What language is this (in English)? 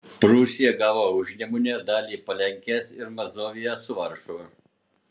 Lithuanian